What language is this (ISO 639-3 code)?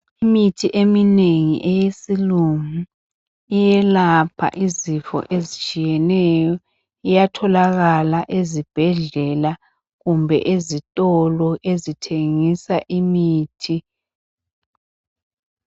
nde